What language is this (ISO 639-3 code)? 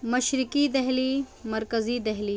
urd